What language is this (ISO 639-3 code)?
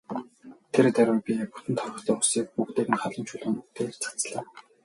mon